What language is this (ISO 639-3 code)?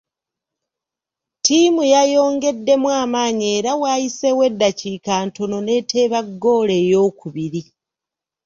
lug